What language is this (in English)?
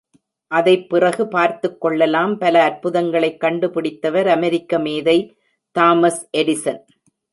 Tamil